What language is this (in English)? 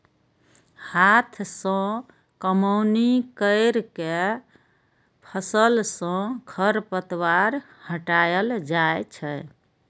Maithili